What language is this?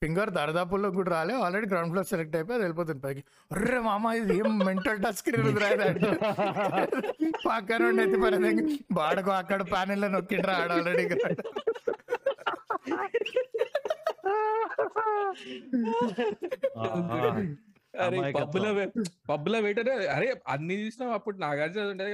Telugu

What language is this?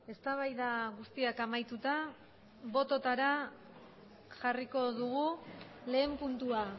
Basque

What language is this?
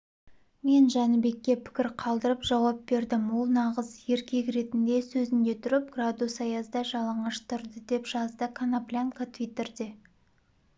Kazakh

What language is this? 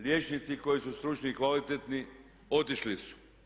Croatian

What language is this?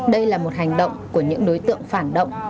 Vietnamese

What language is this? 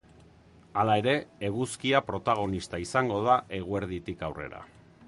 Basque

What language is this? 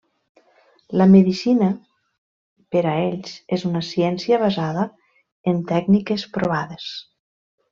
Catalan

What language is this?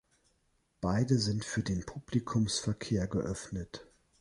German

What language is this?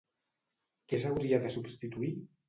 Catalan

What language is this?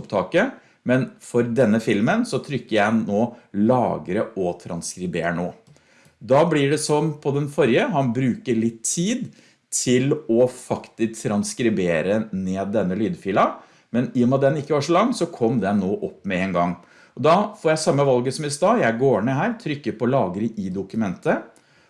Norwegian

